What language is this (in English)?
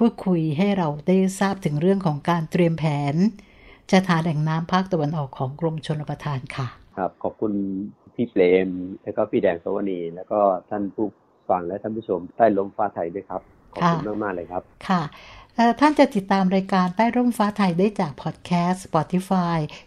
Thai